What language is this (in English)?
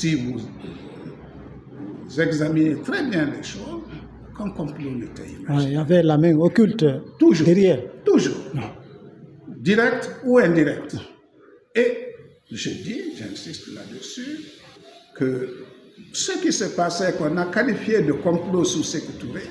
French